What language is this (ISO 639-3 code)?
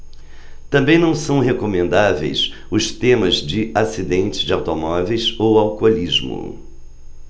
por